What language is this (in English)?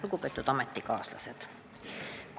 Estonian